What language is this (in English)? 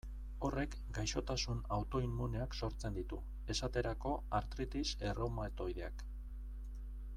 Basque